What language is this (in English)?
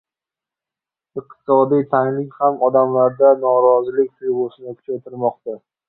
Uzbek